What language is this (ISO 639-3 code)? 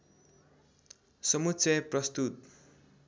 nep